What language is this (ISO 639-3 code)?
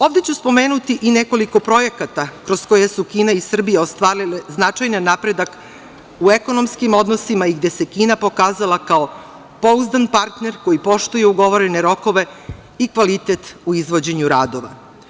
srp